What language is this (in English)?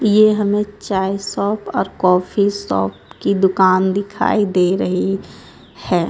Hindi